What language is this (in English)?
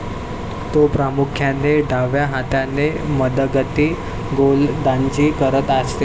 Marathi